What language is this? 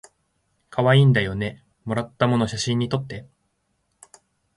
Japanese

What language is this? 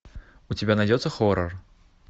Russian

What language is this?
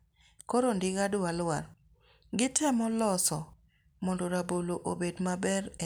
Luo (Kenya and Tanzania)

